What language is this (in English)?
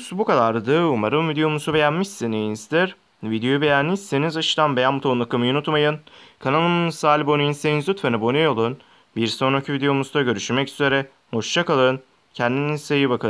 Turkish